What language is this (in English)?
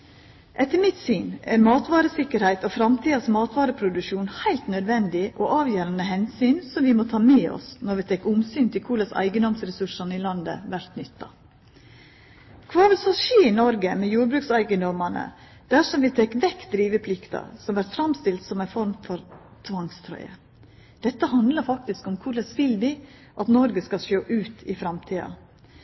Norwegian Nynorsk